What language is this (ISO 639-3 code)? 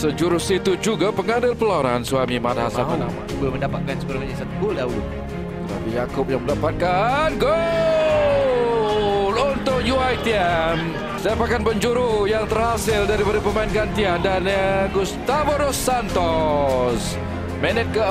msa